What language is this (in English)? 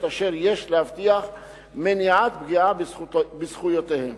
Hebrew